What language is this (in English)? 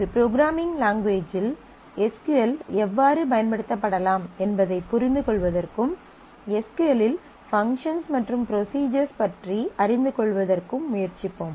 Tamil